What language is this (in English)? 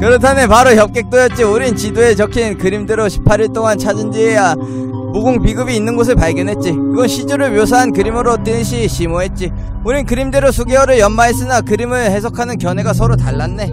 Korean